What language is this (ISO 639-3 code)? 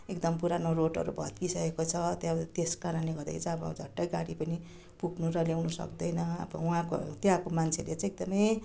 nep